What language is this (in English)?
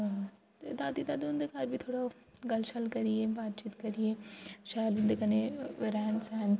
Dogri